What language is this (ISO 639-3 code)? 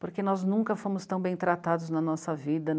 por